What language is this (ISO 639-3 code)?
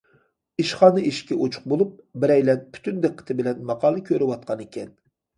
uig